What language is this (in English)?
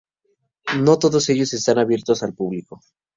Spanish